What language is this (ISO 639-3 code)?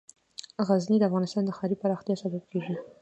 pus